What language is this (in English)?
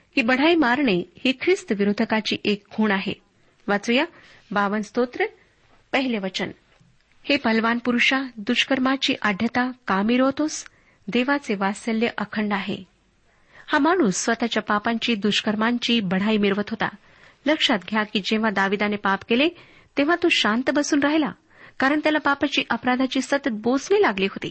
Marathi